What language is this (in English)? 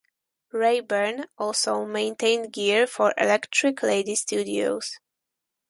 English